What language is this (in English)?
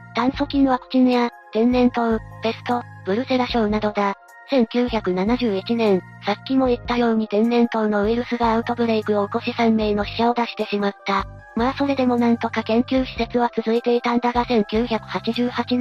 Japanese